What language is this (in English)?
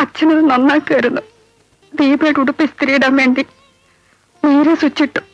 Malayalam